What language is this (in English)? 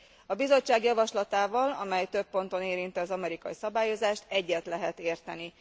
Hungarian